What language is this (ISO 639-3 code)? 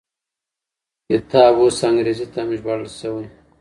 pus